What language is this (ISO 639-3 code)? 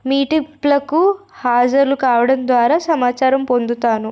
tel